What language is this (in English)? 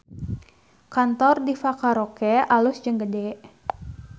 Sundanese